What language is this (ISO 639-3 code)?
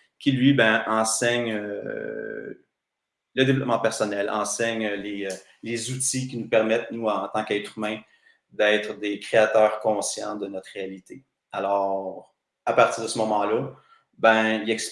fra